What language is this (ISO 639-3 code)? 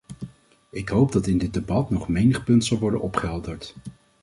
nld